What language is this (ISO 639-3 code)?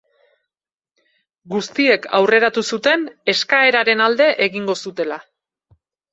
eus